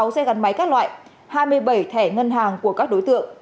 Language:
Vietnamese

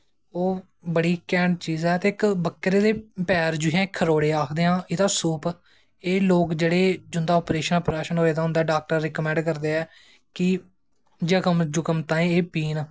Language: Dogri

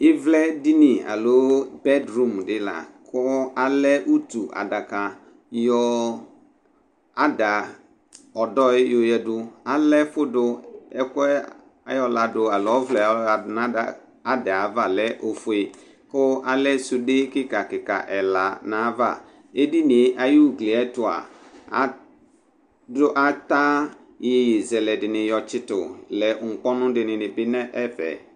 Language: Ikposo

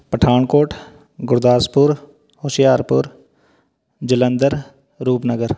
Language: Punjabi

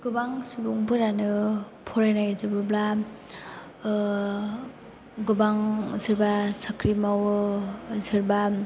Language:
Bodo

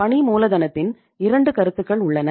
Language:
Tamil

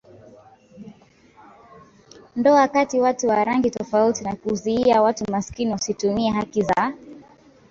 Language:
Swahili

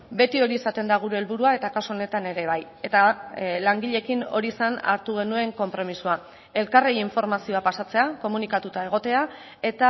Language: Basque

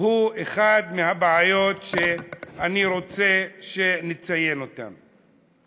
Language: Hebrew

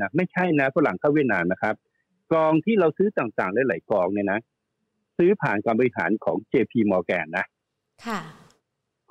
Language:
Thai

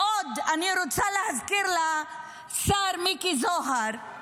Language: Hebrew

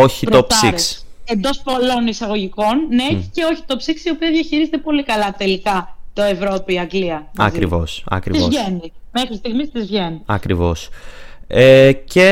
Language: Greek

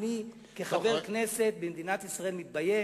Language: Hebrew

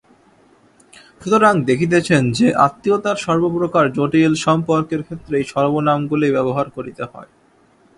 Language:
Bangla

